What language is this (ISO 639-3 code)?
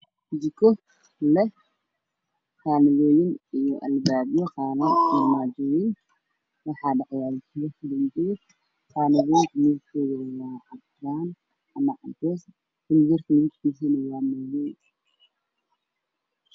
som